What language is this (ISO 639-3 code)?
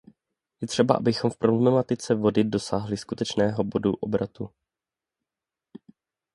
ces